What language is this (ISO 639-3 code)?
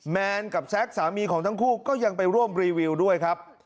tha